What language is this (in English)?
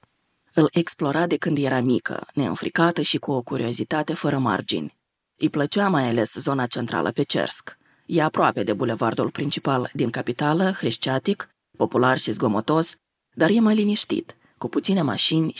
Romanian